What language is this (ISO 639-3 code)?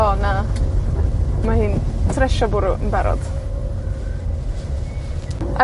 cym